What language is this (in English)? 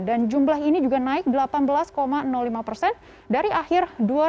Indonesian